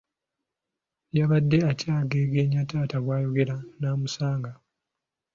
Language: Ganda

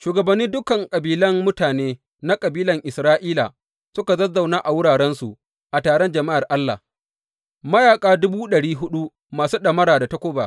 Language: Hausa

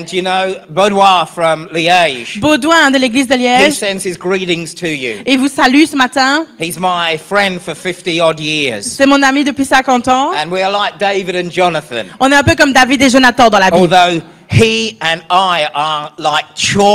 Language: French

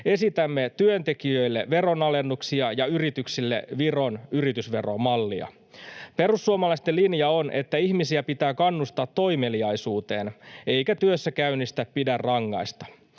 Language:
Finnish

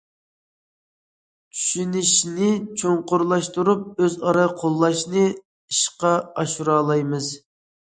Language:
Uyghur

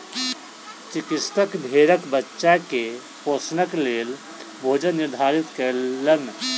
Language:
Maithili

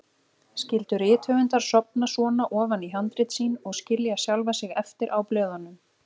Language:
Icelandic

